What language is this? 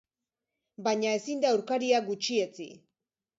Basque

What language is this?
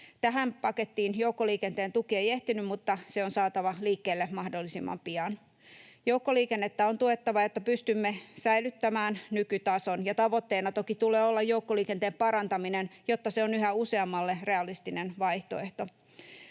Finnish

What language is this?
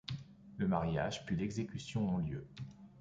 French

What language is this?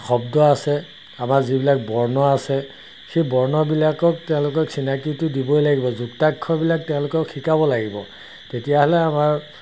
Assamese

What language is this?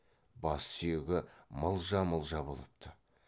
Kazakh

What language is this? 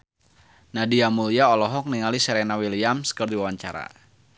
Sundanese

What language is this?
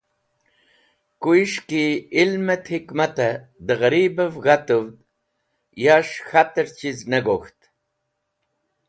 Wakhi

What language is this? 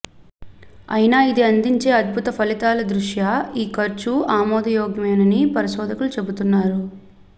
Telugu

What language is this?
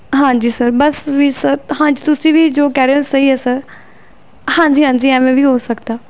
Punjabi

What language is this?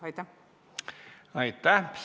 Estonian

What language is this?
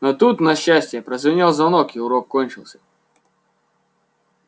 Russian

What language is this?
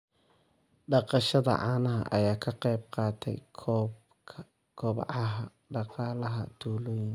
Somali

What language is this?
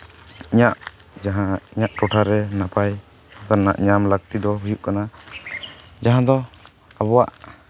Santali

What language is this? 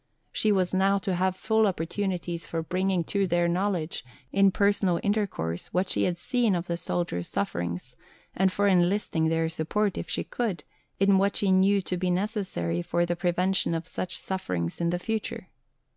English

